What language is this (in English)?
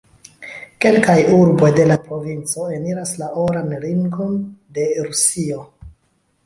Esperanto